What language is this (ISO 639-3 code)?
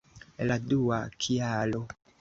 epo